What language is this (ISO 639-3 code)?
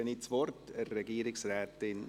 gsw